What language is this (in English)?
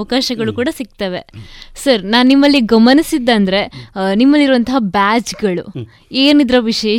Kannada